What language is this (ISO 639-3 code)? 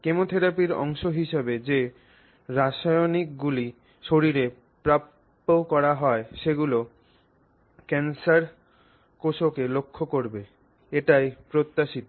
ben